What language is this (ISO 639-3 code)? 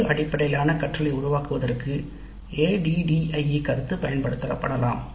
tam